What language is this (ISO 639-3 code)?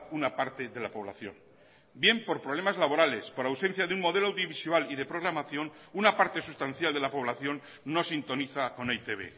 spa